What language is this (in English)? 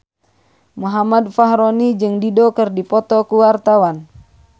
Sundanese